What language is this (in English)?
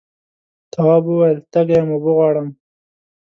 Pashto